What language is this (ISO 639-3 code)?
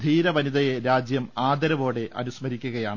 mal